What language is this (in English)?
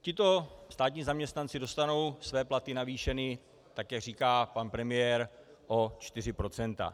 Czech